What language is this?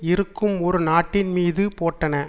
Tamil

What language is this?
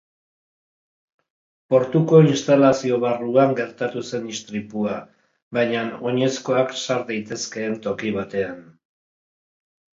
Basque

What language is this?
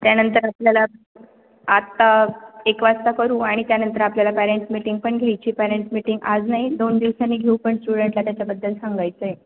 Marathi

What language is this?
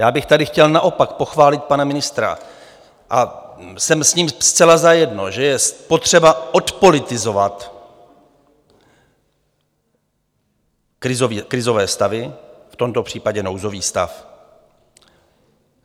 Czech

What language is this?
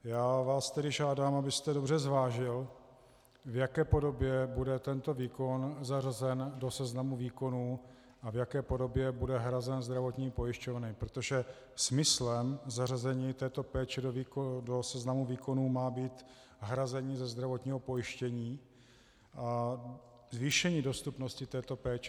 Czech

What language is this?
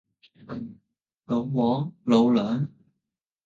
Cantonese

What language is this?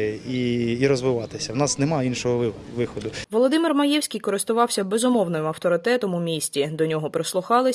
Ukrainian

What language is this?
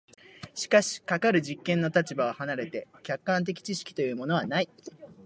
Japanese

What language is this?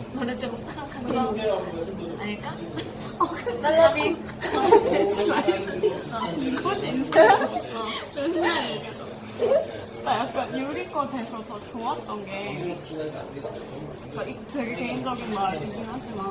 Korean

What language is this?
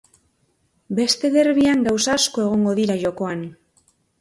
Basque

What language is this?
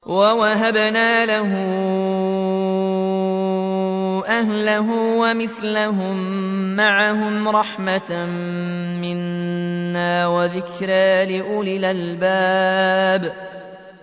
Arabic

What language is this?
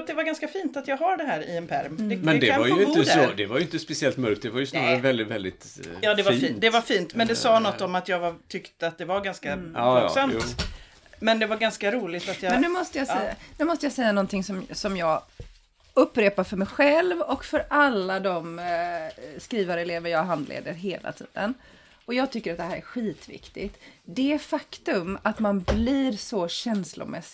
Swedish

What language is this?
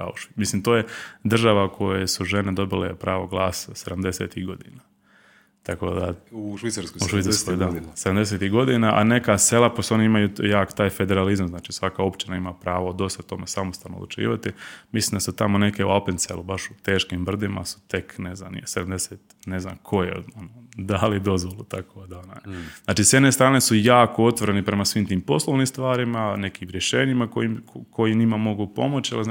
Croatian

